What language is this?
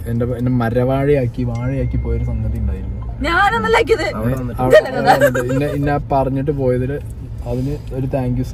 Malayalam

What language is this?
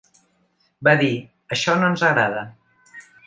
Catalan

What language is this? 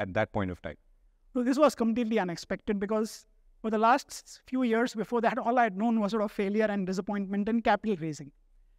English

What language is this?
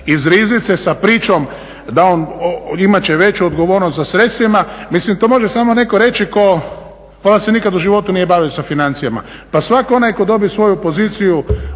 Croatian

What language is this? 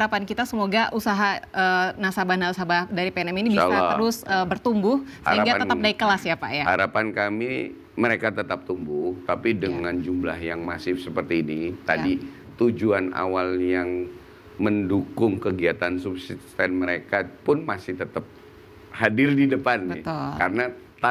Indonesian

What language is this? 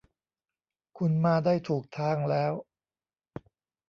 Thai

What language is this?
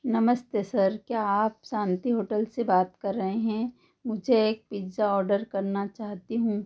Hindi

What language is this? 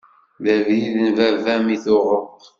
Kabyle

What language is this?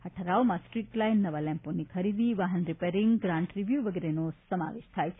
Gujarati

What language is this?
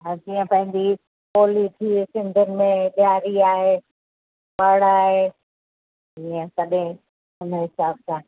Sindhi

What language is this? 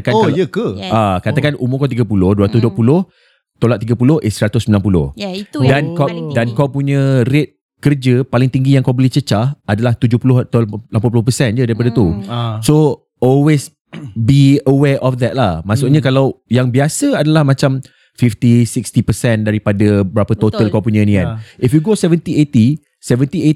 Malay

